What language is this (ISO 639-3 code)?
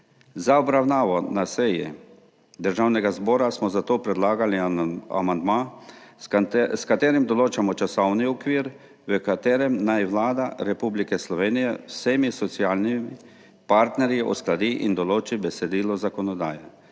slv